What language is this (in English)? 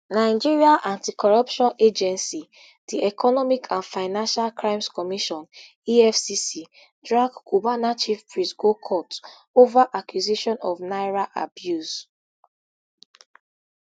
Nigerian Pidgin